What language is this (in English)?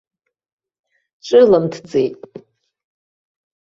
Abkhazian